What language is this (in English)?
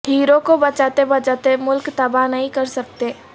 Urdu